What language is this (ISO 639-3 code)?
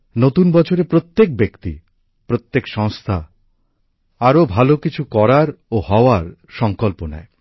ben